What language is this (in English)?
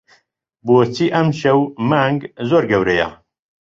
Central Kurdish